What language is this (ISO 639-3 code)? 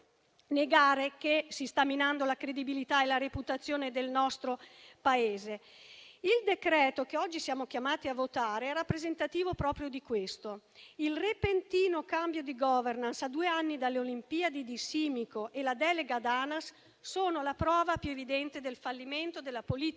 ita